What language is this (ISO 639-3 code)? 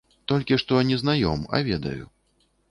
bel